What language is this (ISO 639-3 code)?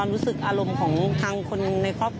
tha